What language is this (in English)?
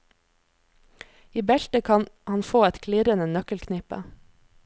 Norwegian